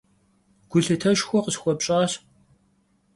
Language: Kabardian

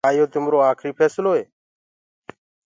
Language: Gurgula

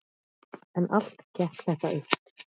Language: Icelandic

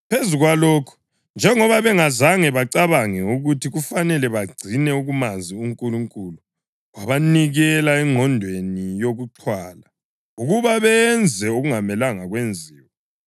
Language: North Ndebele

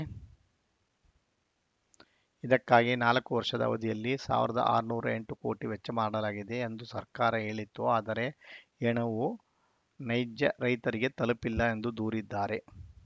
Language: Kannada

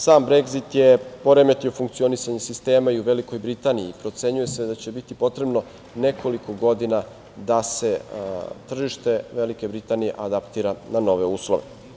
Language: Serbian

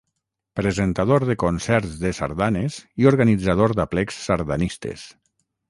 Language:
Catalan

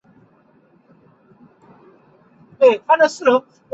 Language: Chinese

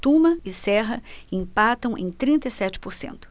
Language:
Portuguese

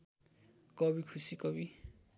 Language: Nepali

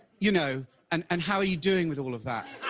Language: English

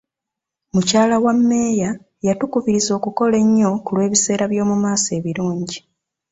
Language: Ganda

